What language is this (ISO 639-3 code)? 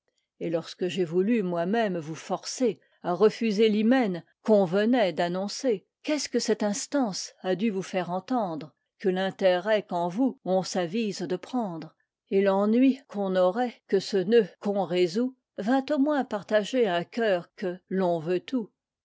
fra